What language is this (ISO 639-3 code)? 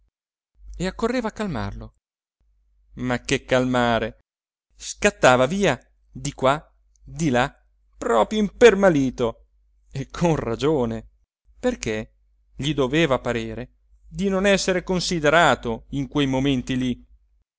ita